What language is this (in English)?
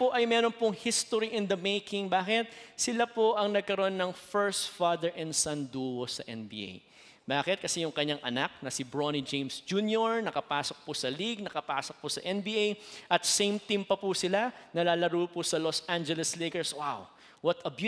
Filipino